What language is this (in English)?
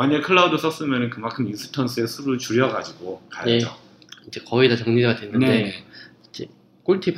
Korean